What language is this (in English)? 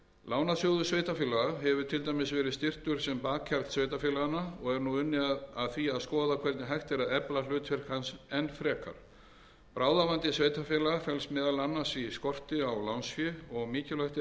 Icelandic